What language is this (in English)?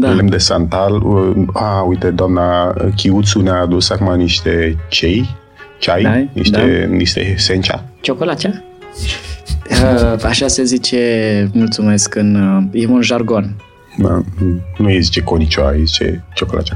Romanian